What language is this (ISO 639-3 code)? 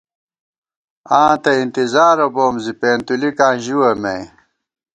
gwt